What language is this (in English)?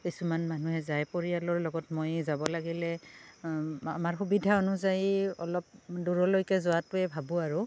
Assamese